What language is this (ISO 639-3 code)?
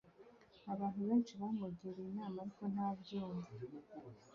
kin